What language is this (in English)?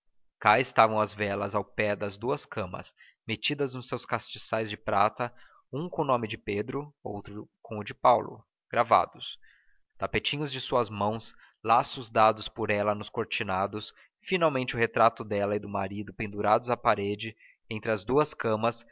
Portuguese